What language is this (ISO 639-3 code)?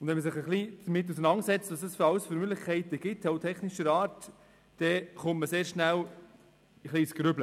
gsw